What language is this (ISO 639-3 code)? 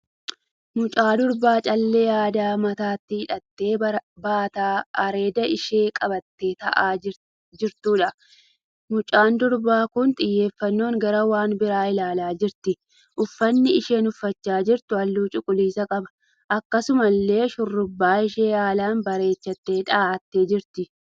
orm